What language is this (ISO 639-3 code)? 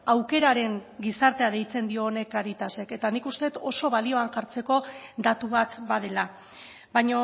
eus